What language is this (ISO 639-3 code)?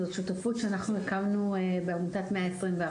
heb